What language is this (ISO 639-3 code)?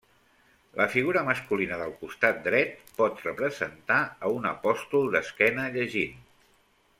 cat